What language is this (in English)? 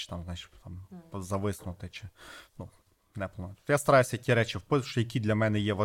Ukrainian